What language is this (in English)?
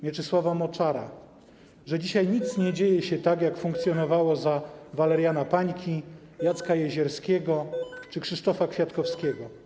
Polish